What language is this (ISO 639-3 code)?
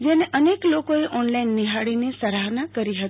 guj